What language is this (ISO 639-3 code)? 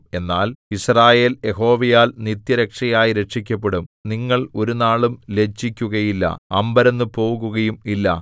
mal